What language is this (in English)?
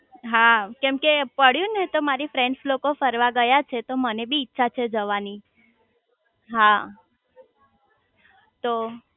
Gujarati